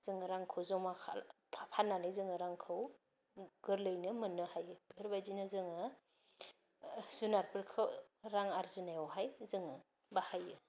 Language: Bodo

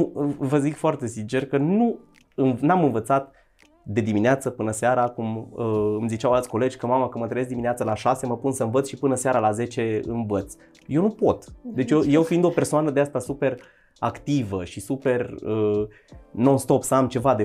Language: Romanian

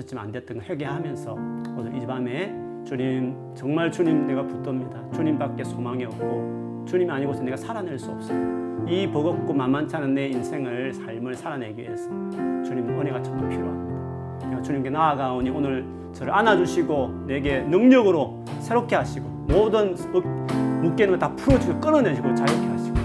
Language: Korean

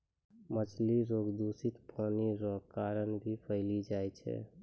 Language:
Maithili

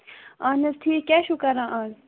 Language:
Kashmiri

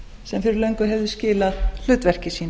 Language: Icelandic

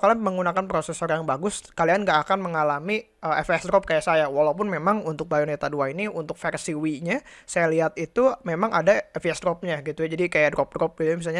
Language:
Indonesian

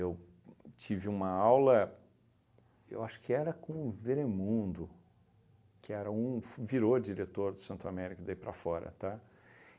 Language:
Portuguese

